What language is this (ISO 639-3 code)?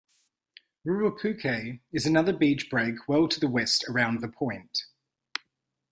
eng